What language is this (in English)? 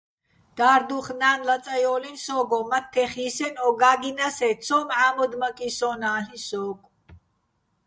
Bats